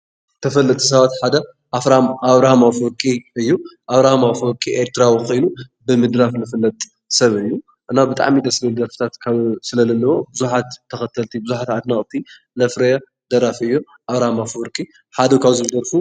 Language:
Tigrinya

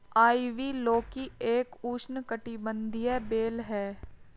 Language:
Hindi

